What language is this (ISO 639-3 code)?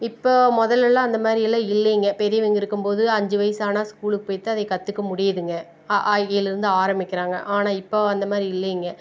tam